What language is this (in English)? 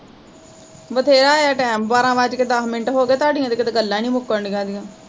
Punjabi